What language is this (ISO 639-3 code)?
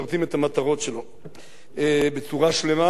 heb